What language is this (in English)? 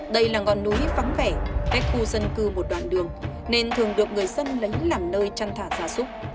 Vietnamese